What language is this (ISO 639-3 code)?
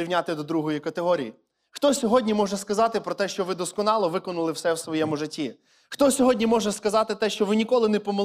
ukr